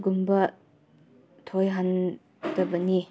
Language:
Manipuri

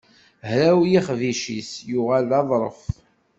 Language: Kabyle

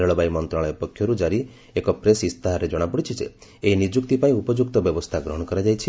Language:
Odia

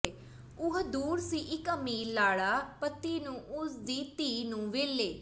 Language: Punjabi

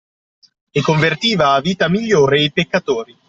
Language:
Italian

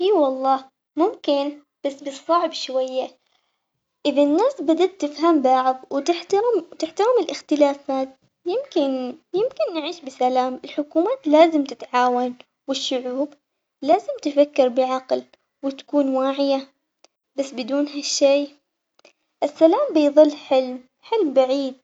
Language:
Omani Arabic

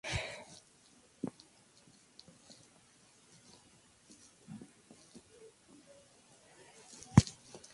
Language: Spanish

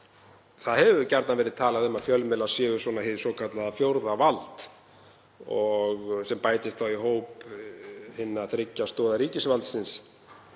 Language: Icelandic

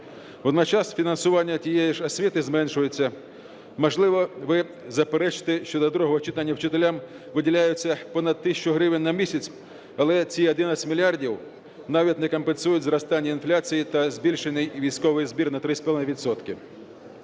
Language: Ukrainian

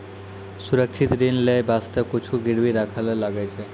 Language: Maithili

